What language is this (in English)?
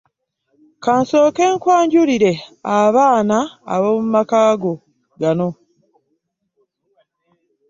Ganda